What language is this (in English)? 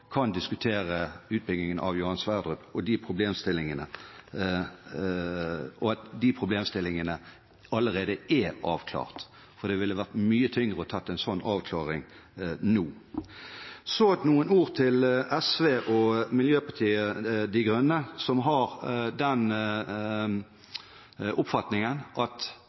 Norwegian Bokmål